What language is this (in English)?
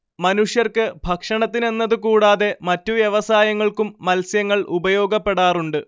Malayalam